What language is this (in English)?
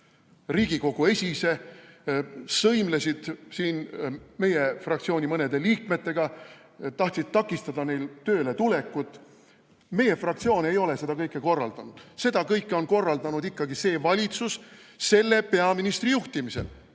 Estonian